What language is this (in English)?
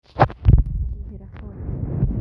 Kikuyu